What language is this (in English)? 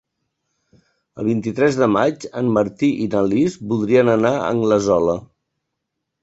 Catalan